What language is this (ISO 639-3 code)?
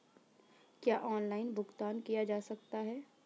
hin